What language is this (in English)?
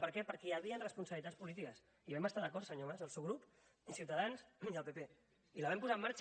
Catalan